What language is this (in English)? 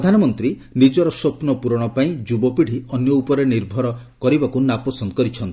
Odia